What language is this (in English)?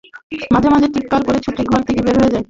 Bangla